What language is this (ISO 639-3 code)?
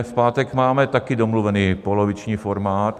ces